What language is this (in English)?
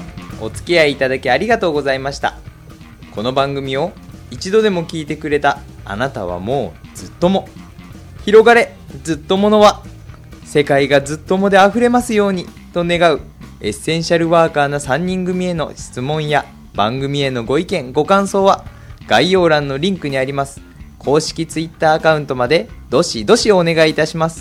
Japanese